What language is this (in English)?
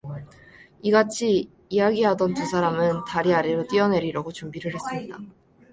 Korean